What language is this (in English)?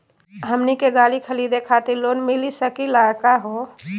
Magahi